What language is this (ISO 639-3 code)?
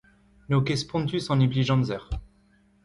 bre